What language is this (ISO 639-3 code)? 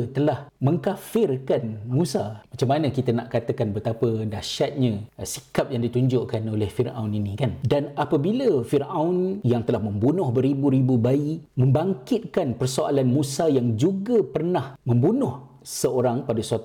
msa